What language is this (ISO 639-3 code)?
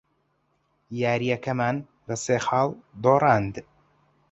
ckb